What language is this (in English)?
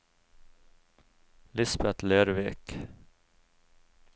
Norwegian